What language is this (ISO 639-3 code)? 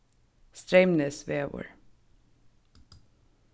fao